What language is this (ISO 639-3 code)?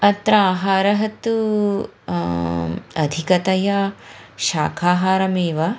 san